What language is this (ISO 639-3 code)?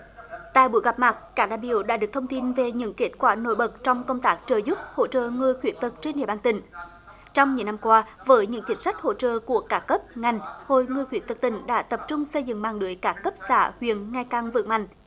vie